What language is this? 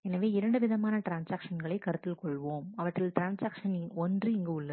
Tamil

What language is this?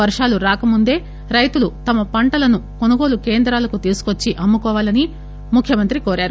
Telugu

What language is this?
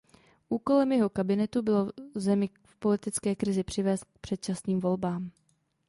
Czech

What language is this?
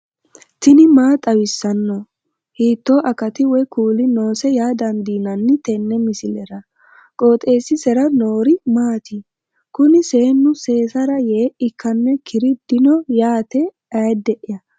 Sidamo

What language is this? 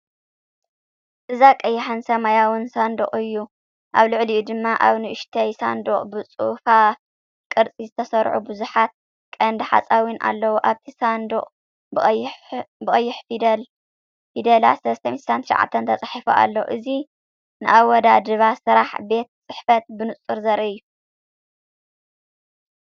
Tigrinya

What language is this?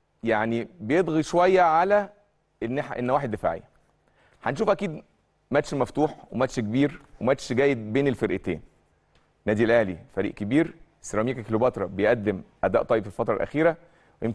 Arabic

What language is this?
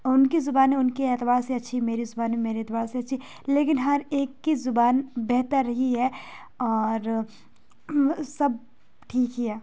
Urdu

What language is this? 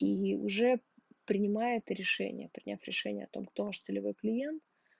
Russian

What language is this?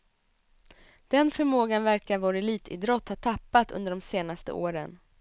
Swedish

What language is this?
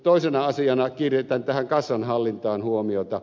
Finnish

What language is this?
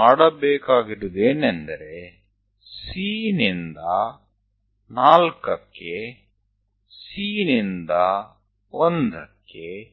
Gujarati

